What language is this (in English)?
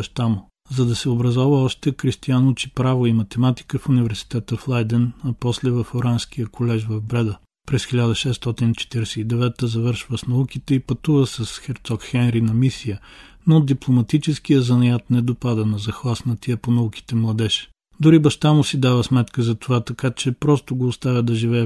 Bulgarian